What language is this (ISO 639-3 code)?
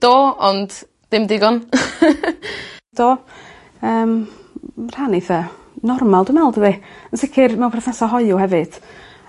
cym